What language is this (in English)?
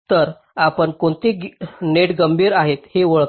Marathi